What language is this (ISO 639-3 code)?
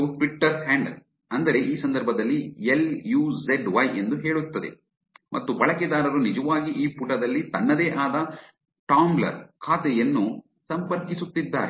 kan